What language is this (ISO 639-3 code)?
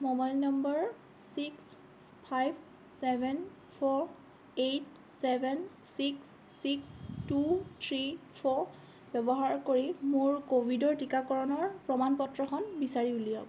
asm